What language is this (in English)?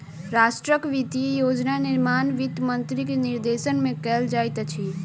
Maithili